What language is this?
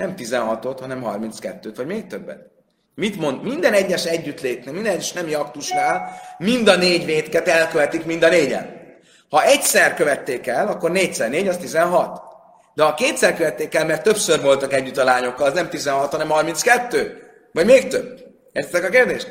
Hungarian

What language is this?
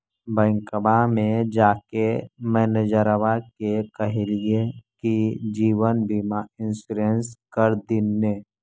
Magahi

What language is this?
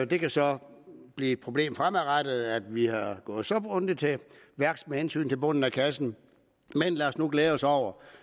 Danish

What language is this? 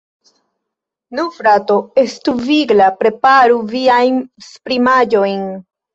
Esperanto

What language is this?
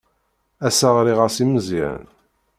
Kabyle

